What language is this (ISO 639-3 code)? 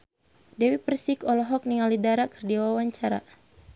sun